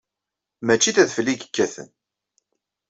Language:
Kabyle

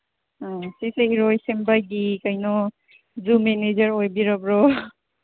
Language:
Manipuri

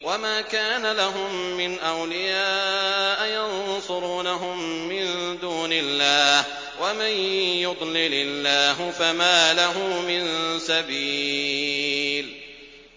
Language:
Arabic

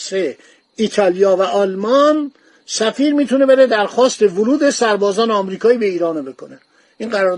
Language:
Persian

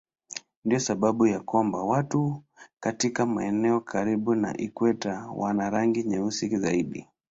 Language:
Swahili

